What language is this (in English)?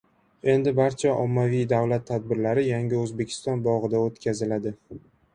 Uzbek